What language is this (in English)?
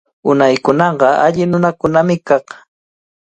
Cajatambo North Lima Quechua